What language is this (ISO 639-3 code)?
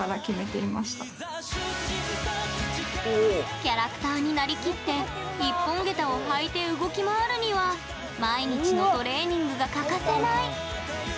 jpn